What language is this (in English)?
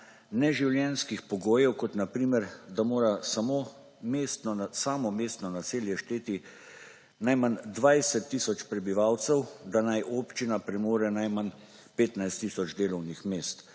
Slovenian